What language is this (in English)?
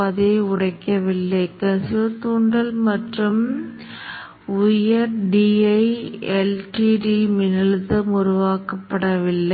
Tamil